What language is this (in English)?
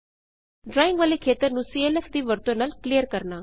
Punjabi